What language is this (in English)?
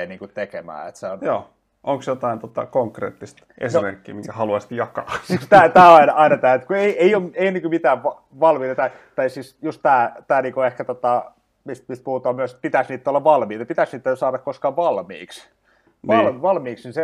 Finnish